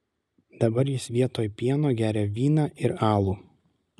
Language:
Lithuanian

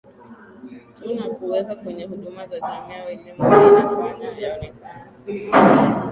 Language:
Swahili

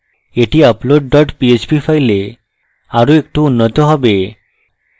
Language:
Bangla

